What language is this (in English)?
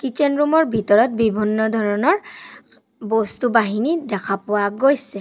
Assamese